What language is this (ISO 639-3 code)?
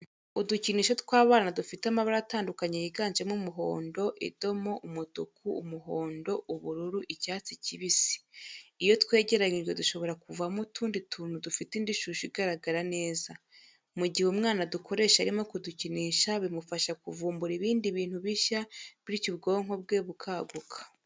kin